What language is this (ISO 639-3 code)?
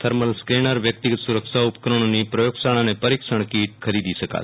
guj